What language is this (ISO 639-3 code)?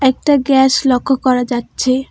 ben